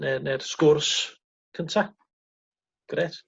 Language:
Welsh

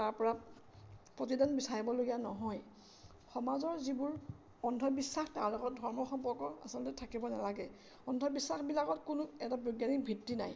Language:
Assamese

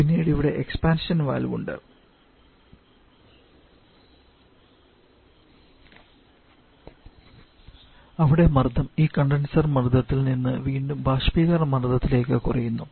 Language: Malayalam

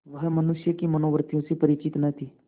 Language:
Hindi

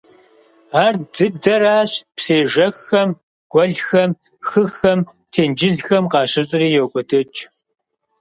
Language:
Kabardian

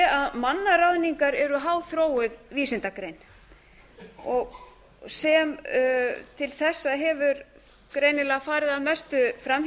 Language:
Icelandic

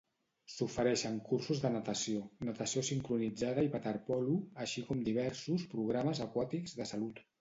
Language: Catalan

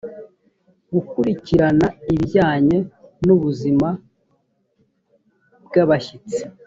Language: Kinyarwanda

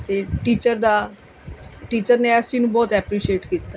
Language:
Punjabi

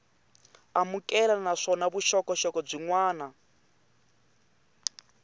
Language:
Tsonga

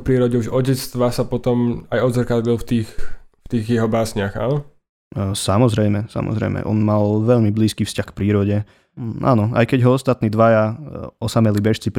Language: Slovak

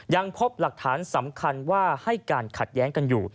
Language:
Thai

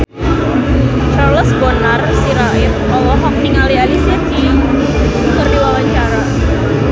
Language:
Sundanese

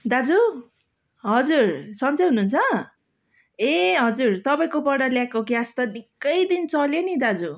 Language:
Nepali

